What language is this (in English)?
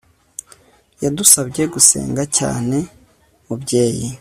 Kinyarwanda